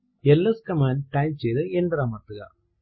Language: Malayalam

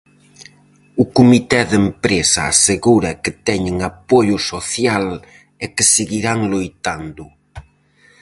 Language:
Galician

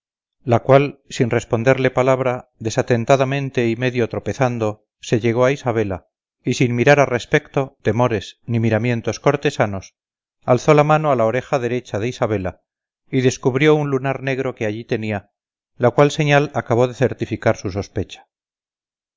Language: Spanish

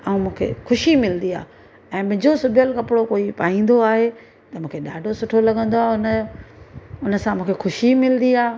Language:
Sindhi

